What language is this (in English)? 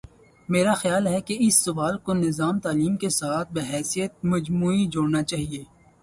Urdu